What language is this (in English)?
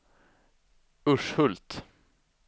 Swedish